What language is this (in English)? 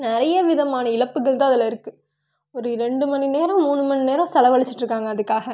Tamil